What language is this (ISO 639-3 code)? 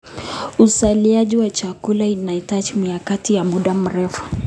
kln